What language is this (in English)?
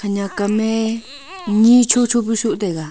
Wancho Naga